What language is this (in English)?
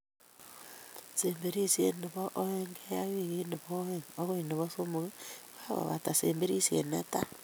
Kalenjin